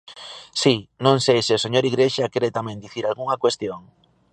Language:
Galician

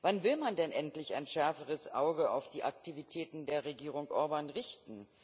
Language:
German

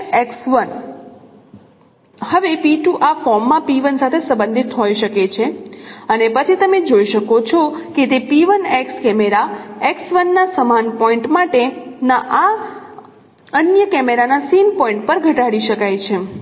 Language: Gujarati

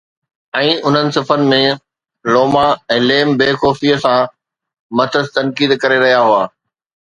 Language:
Sindhi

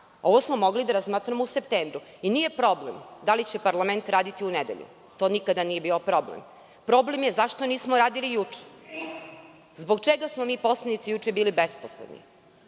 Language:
Serbian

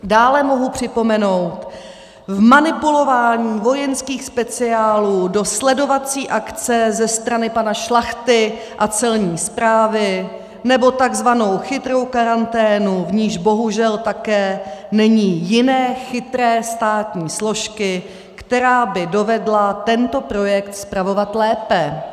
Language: Czech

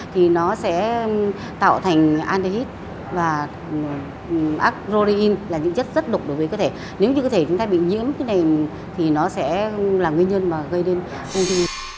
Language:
Vietnamese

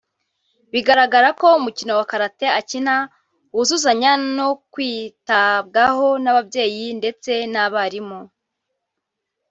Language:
Kinyarwanda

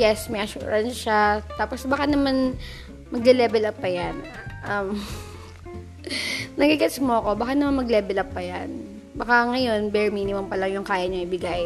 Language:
Filipino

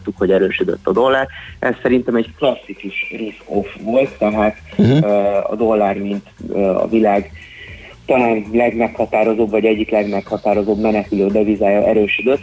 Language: Hungarian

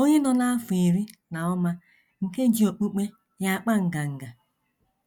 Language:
Igbo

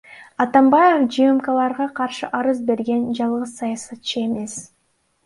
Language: Kyrgyz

